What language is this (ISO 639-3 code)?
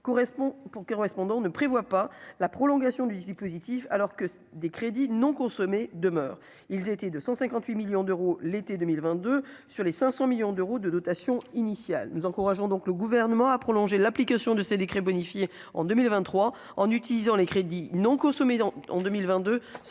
fra